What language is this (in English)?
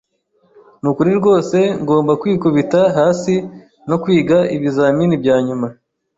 Kinyarwanda